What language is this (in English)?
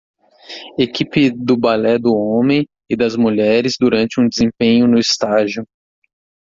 Portuguese